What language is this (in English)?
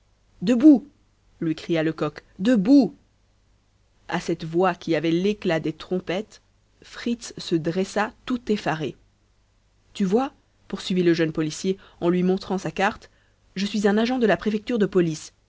French